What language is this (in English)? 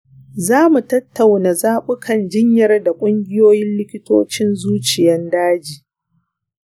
Hausa